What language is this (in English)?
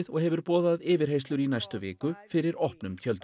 Icelandic